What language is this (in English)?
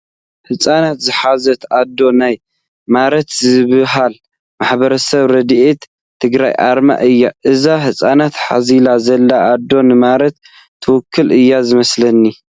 Tigrinya